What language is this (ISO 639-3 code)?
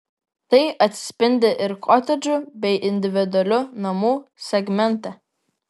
lit